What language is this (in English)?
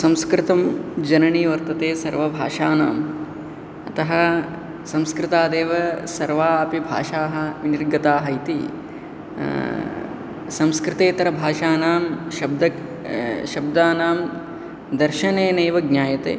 Sanskrit